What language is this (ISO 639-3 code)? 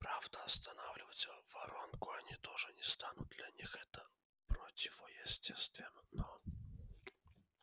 rus